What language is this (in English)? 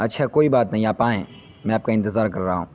Urdu